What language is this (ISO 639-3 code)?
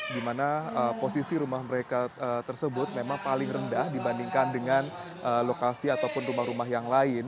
ind